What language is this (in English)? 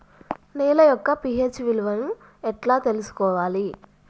Telugu